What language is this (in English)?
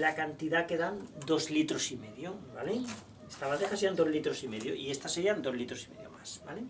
Spanish